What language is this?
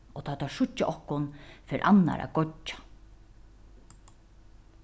Faroese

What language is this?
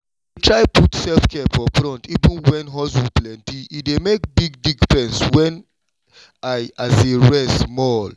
Nigerian Pidgin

